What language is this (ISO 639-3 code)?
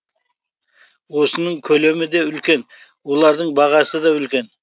kaz